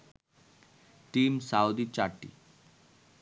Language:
Bangla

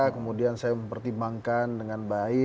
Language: Indonesian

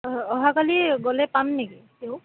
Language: Assamese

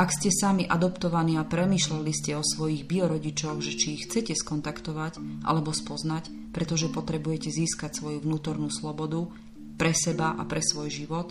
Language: Slovak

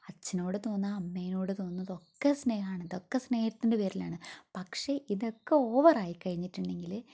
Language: Malayalam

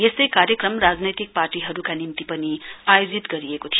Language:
Nepali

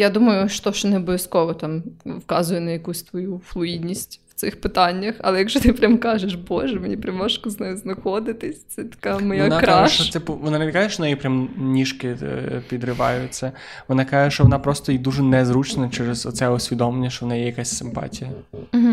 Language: Ukrainian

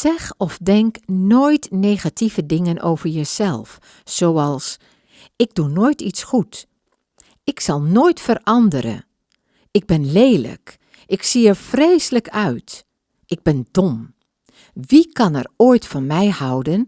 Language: Dutch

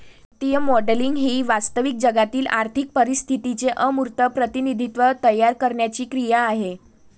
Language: Marathi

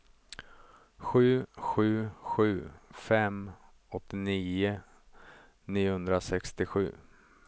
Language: Swedish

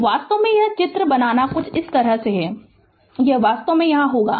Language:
Hindi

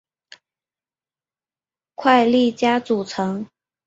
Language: Chinese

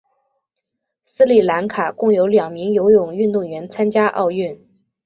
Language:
Chinese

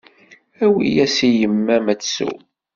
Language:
Kabyle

